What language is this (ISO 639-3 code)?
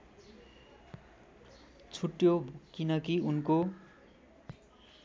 nep